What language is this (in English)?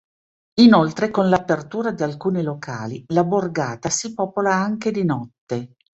Italian